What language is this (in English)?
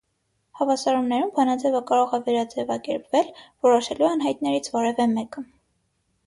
Armenian